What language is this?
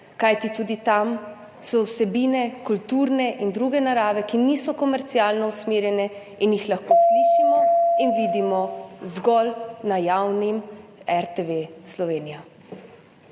Slovenian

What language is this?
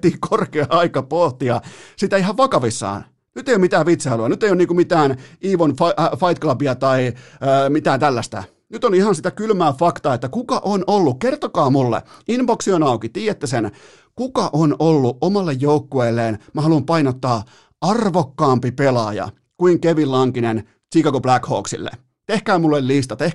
Finnish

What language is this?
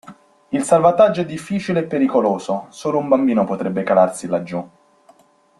Italian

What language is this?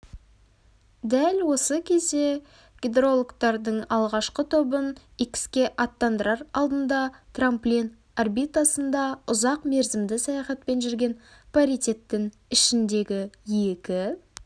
Kazakh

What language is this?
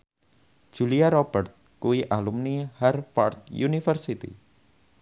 Javanese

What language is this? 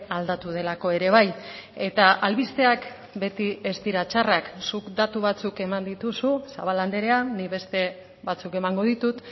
Basque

